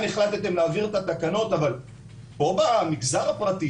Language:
Hebrew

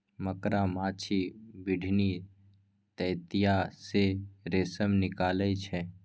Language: Maithili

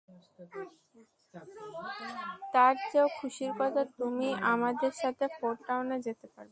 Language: Bangla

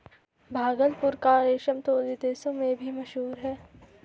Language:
Hindi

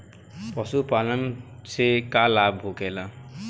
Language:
Bhojpuri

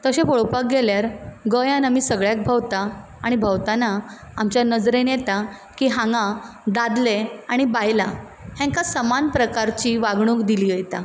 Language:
Konkani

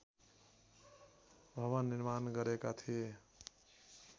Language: Nepali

